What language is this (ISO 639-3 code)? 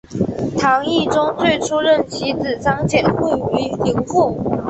zho